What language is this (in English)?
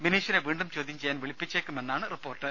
Malayalam